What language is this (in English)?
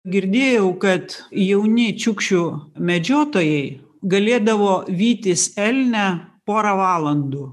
Lithuanian